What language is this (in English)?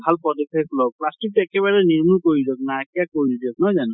Assamese